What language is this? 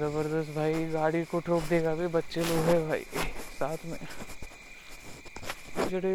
Marathi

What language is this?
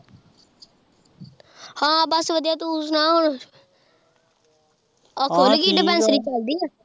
Punjabi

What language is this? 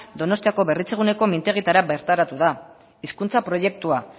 Basque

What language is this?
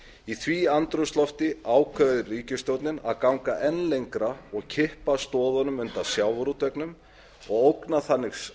Icelandic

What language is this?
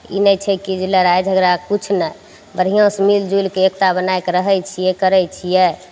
Maithili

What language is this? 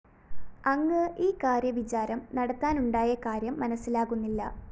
Malayalam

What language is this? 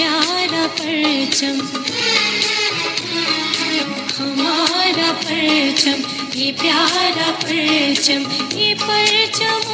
Romanian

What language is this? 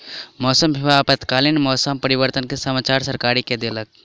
Maithili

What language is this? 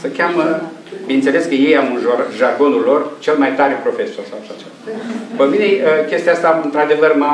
Romanian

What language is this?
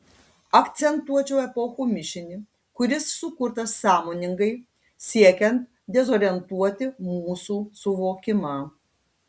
Lithuanian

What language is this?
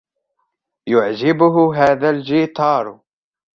Arabic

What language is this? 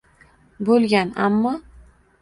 Uzbek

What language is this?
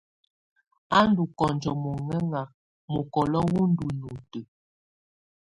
Tunen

